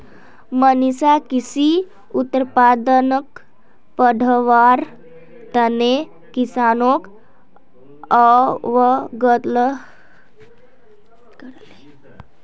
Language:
Magahi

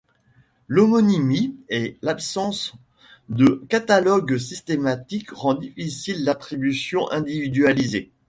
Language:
French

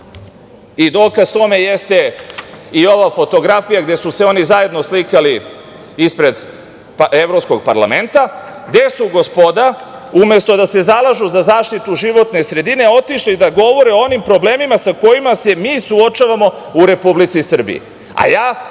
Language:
Serbian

